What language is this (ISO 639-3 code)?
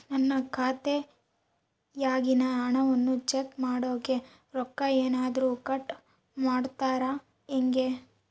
kan